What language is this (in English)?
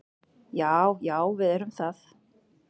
Icelandic